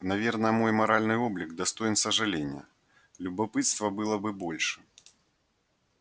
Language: Russian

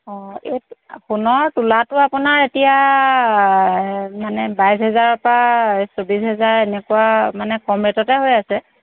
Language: Assamese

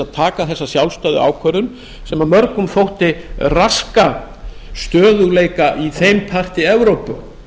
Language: Icelandic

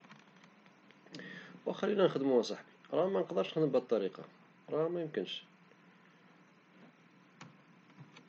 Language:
Moroccan Arabic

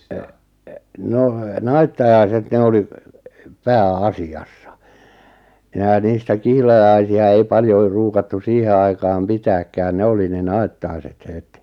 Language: Finnish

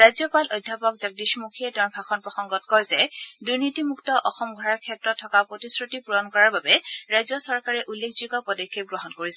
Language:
Assamese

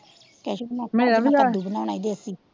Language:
Punjabi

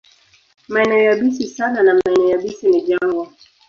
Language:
Swahili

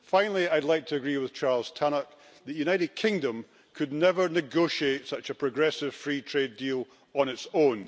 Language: English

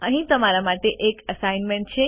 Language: Gujarati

